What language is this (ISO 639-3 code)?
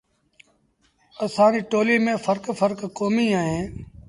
sbn